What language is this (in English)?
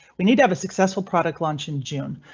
English